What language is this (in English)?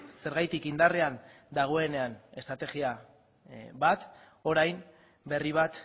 Basque